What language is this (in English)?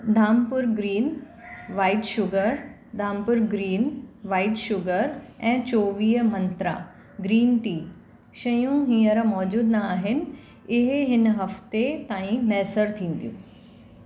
Sindhi